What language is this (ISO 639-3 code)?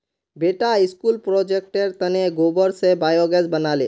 mag